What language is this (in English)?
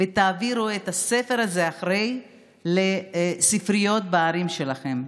Hebrew